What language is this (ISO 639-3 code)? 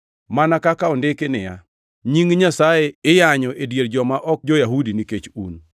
luo